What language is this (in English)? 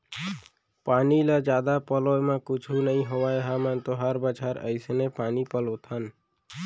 Chhattisgarhi